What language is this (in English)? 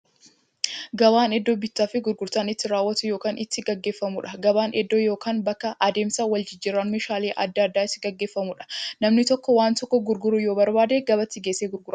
Oromo